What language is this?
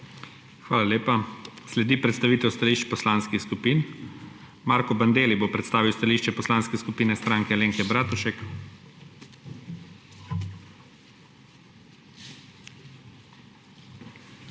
Slovenian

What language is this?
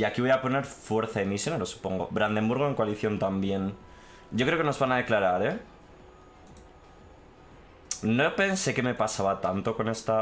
Spanish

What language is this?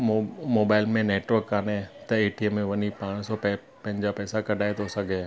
Sindhi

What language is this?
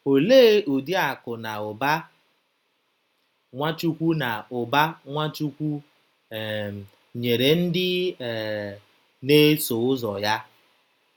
Igbo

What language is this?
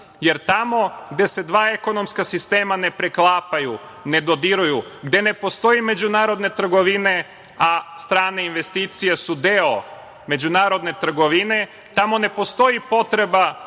Serbian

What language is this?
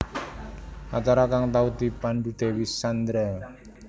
Javanese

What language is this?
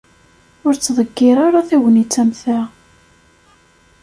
Kabyle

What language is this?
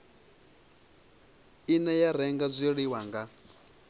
Venda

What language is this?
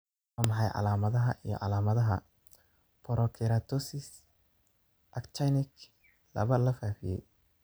Somali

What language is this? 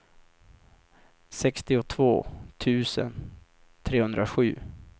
Swedish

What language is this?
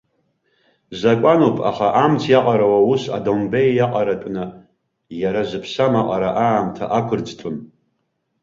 Abkhazian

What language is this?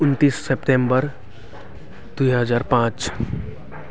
Nepali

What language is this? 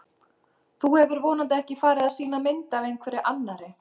Icelandic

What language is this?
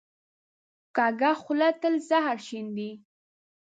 Pashto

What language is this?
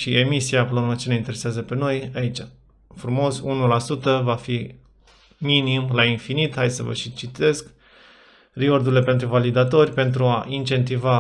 Romanian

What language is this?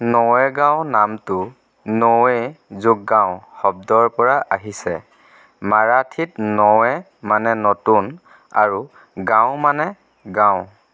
Assamese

